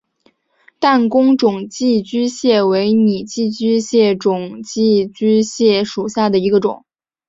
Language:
Chinese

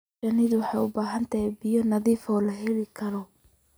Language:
Somali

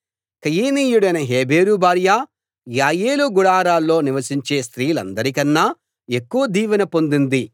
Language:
Telugu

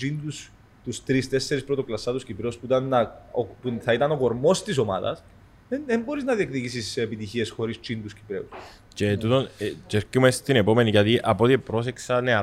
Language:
Greek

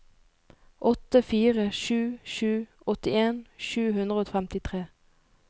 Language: Norwegian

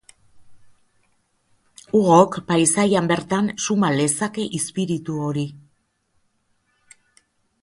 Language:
Basque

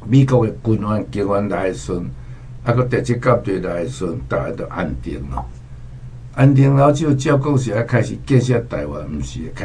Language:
Chinese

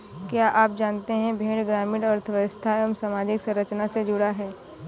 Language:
Hindi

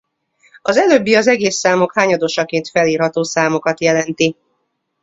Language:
Hungarian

